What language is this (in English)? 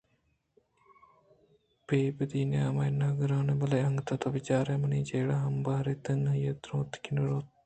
Eastern Balochi